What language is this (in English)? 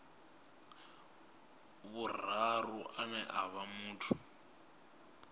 Venda